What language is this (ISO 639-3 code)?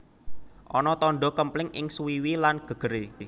jav